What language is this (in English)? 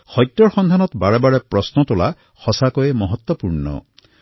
Assamese